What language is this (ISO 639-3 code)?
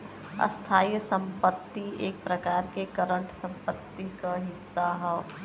bho